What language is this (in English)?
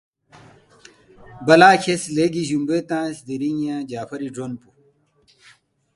Balti